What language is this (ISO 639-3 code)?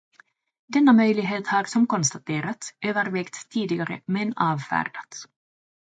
swe